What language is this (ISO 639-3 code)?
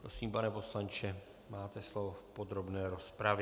ces